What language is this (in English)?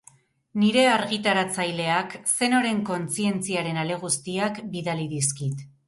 Basque